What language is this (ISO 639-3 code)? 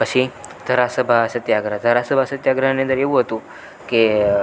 guj